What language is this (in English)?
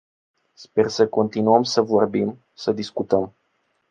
Romanian